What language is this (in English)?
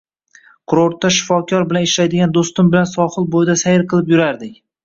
Uzbek